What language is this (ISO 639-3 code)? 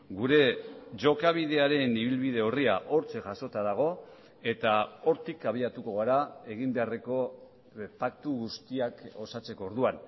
eus